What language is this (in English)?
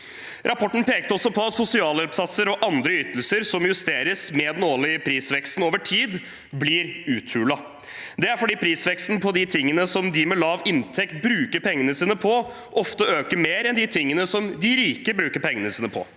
Norwegian